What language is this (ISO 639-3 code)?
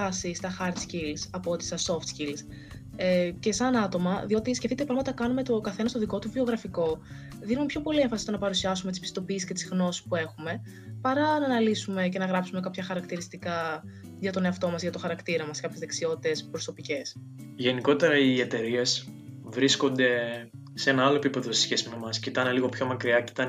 ell